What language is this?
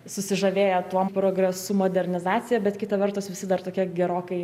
Lithuanian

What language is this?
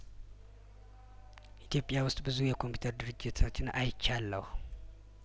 Amharic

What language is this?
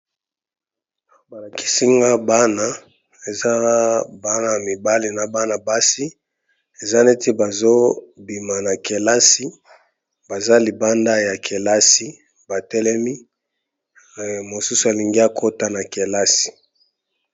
Lingala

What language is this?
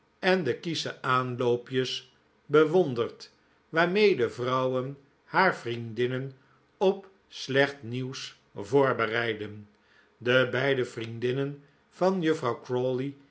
Dutch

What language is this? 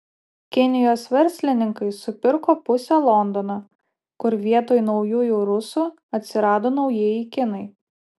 Lithuanian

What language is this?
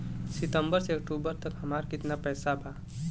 Bhojpuri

